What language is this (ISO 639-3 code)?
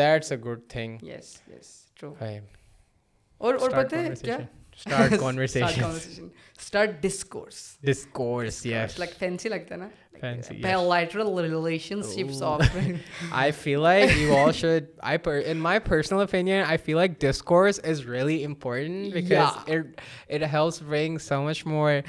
urd